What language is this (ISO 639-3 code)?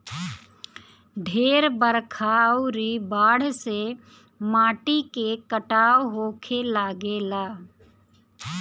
bho